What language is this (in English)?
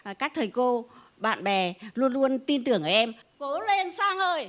Vietnamese